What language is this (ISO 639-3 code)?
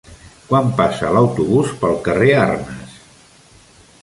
cat